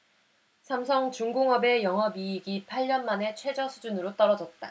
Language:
Korean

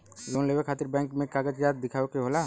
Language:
Bhojpuri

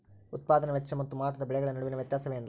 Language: Kannada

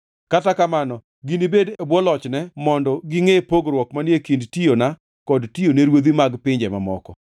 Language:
Luo (Kenya and Tanzania)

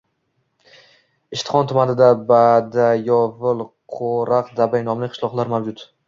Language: Uzbek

